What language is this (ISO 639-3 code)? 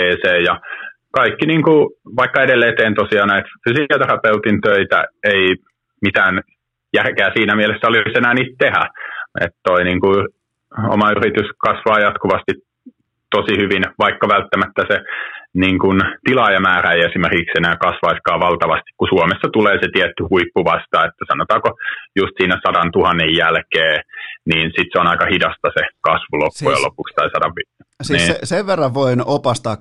fin